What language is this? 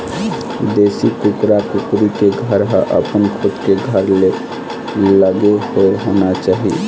Chhattisgarhi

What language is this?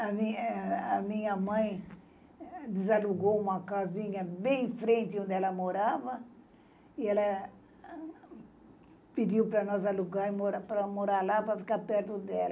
Portuguese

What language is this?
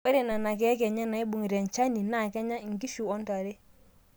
Masai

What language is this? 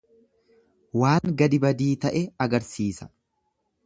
Oromo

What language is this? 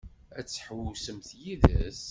Kabyle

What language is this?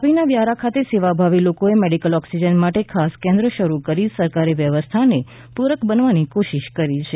Gujarati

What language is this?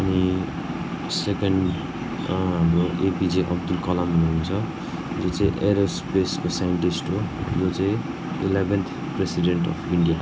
Nepali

